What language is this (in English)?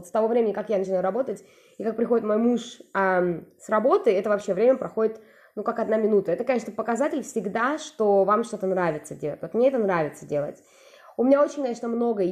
Russian